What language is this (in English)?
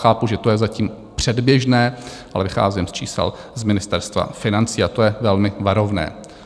Czech